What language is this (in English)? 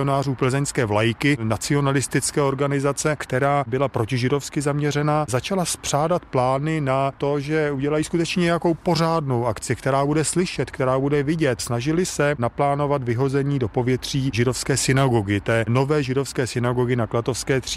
Czech